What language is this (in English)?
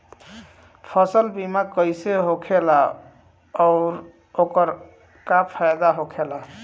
Bhojpuri